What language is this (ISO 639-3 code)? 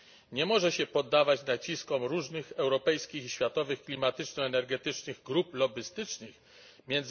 pol